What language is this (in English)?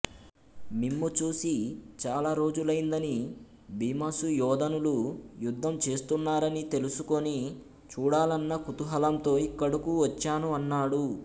Telugu